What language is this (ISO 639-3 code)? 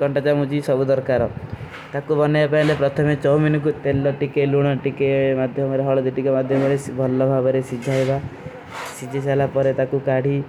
uki